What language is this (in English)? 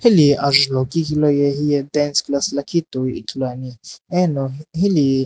Sumi Naga